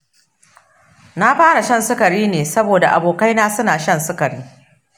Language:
Hausa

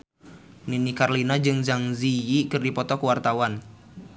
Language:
Sundanese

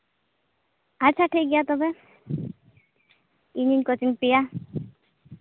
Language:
Santali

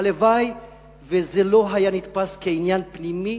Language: Hebrew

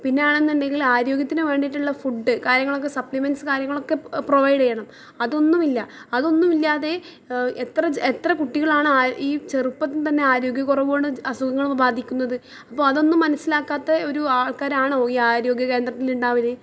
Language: Malayalam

